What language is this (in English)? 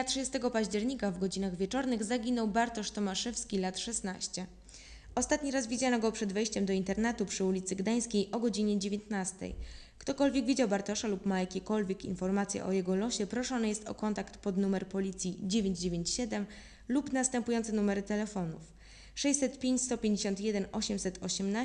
Polish